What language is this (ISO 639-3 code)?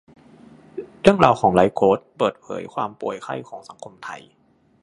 tha